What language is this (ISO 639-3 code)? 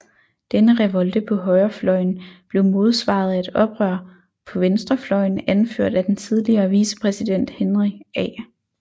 dan